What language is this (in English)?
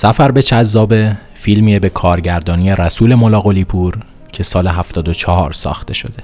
Persian